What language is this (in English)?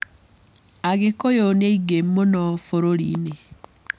Kikuyu